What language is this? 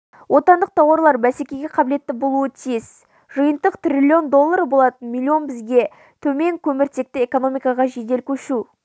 Kazakh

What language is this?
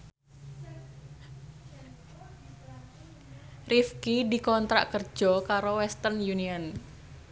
Javanese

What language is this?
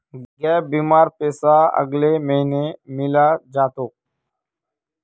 Magahi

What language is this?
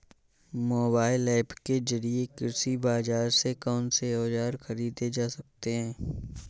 Hindi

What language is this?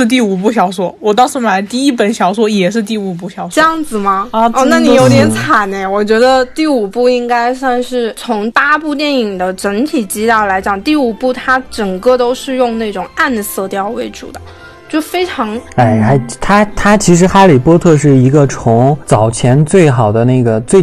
Chinese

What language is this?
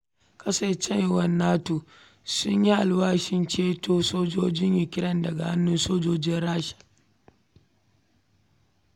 Hausa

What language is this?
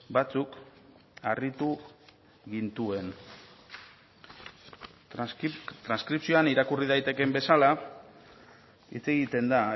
Basque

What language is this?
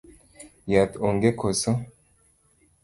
Luo (Kenya and Tanzania)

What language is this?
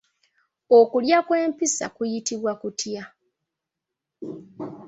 Ganda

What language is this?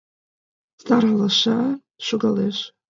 Mari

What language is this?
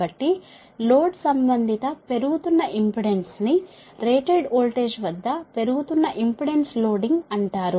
Telugu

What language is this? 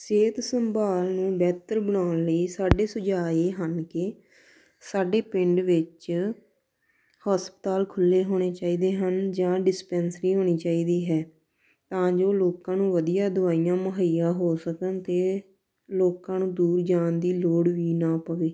Punjabi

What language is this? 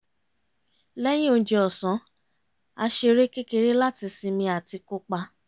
Yoruba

